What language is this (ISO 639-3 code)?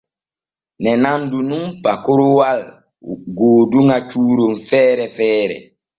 fue